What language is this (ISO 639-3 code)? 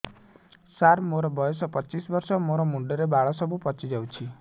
ori